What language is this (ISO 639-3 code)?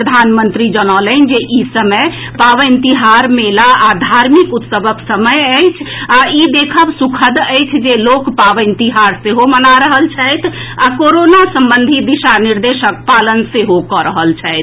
mai